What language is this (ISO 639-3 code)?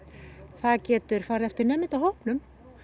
isl